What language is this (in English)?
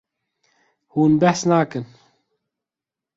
Kurdish